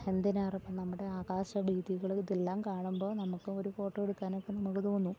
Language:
Malayalam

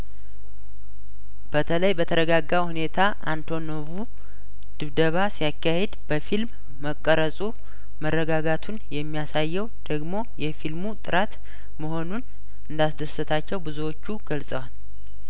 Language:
Amharic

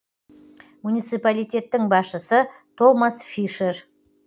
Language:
Kazakh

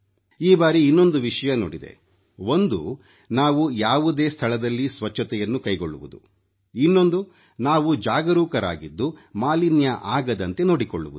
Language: Kannada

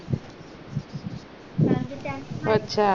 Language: Marathi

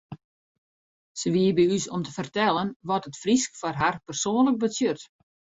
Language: Western Frisian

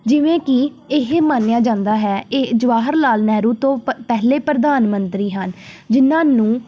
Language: Punjabi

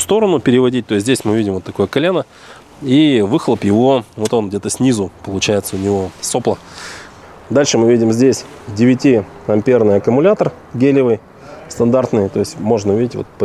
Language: Russian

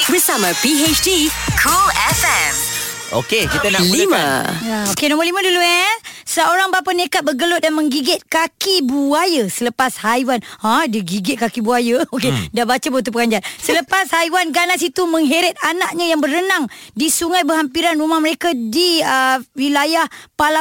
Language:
Malay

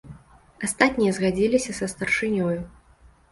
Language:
Belarusian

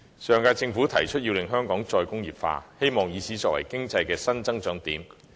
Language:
Cantonese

